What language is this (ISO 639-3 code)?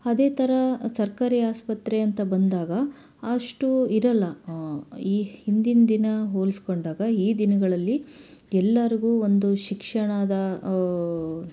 kan